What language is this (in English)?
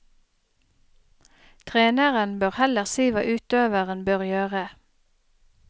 Norwegian